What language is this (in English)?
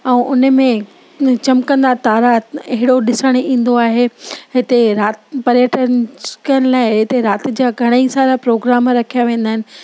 Sindhi